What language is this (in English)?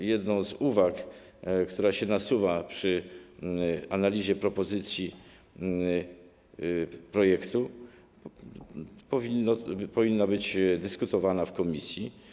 Polish